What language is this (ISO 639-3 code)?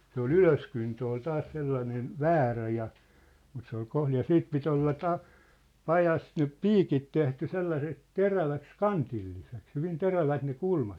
fin